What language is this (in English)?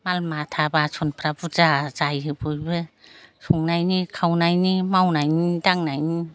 Bodo